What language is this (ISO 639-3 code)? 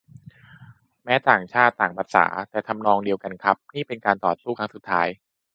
tha